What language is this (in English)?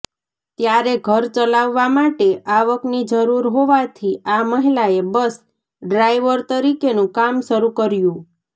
Gujarati